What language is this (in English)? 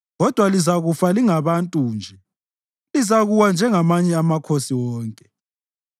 North Ndebele